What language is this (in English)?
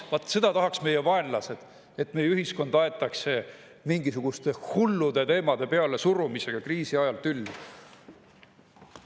Estonian